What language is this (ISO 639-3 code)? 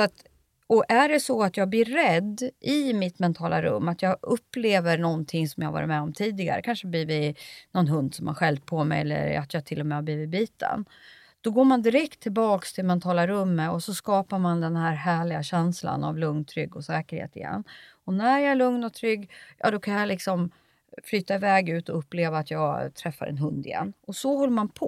swe